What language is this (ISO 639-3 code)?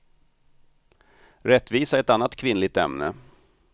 swe